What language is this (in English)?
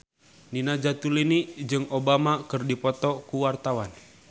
Sundanese